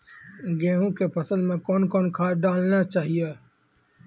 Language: Maithili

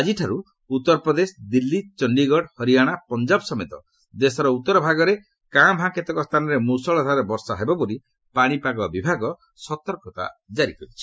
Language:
Odia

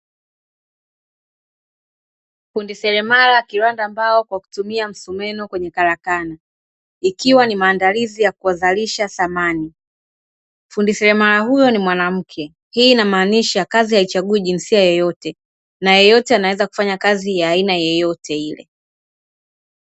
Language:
Swahili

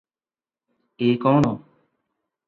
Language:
Odia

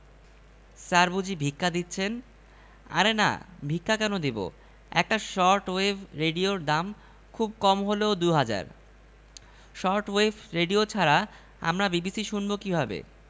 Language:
Bangla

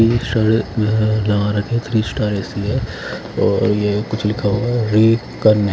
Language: Hindi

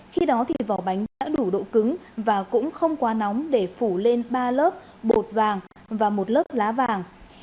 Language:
Vietnamese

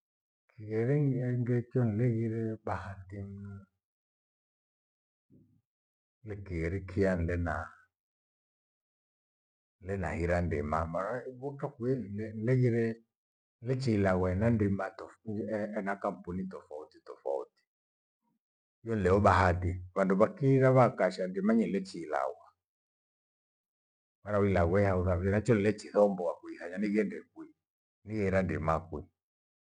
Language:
Gweno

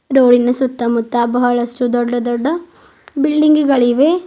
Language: Kannada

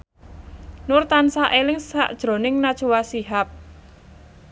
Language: Javanese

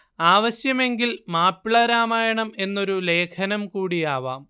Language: Malayalam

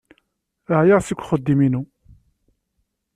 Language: Kabyle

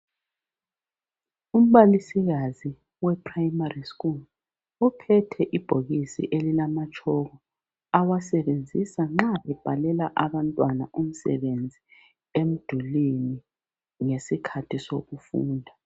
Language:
North Ndebele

